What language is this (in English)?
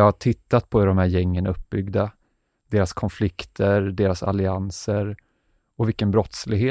Swedish